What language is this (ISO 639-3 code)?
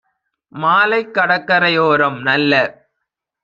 tam